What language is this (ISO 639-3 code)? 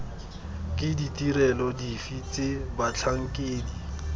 tsn